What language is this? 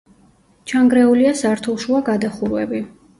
Georgian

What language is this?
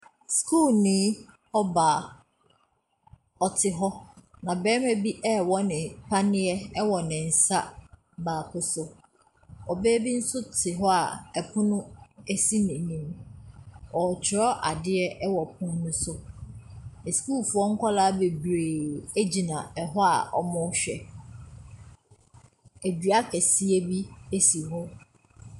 Akan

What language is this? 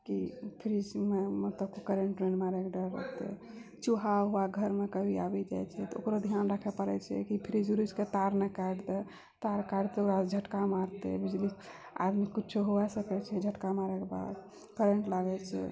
Maithili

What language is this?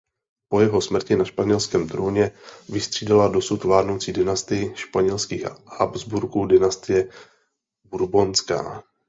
Czech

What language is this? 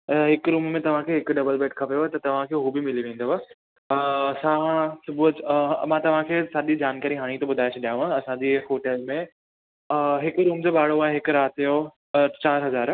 Sindhi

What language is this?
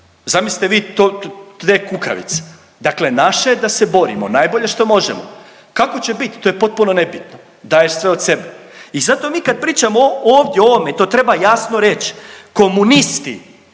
Croatian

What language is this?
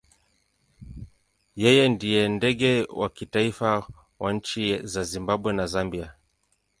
Swahili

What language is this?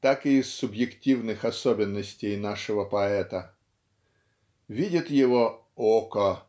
Russian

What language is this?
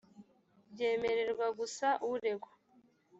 Kinyarwanda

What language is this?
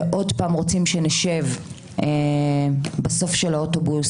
Hebrew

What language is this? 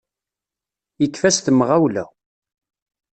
Kabyle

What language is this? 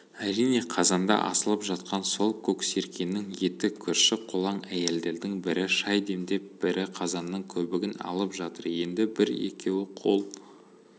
Kazakh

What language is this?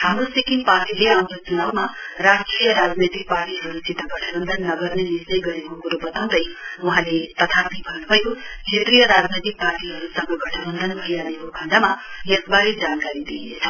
Nepali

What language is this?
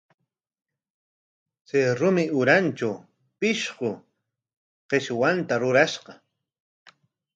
Corongo Ancash Quechua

